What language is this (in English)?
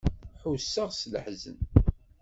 Kabyle